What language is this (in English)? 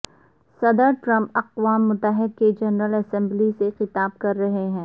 Urdu